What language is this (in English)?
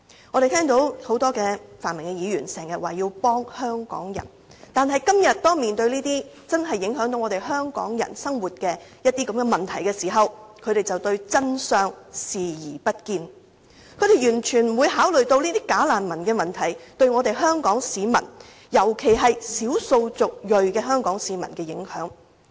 Cantonese